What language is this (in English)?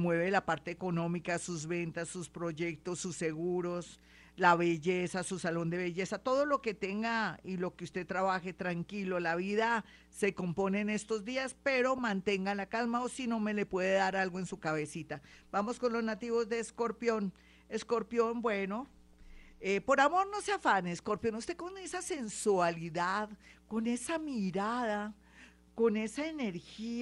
Spanish